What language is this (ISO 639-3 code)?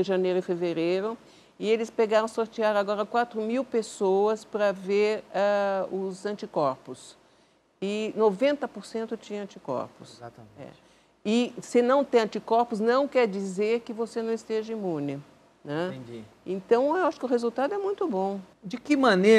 por